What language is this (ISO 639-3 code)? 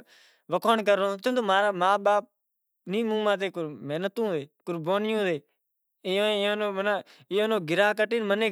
gjk